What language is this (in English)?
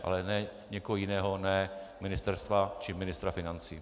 Czech